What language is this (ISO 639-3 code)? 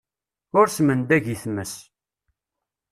kab